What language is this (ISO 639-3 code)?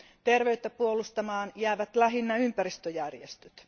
fin